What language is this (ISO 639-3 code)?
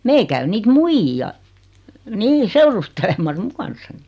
fin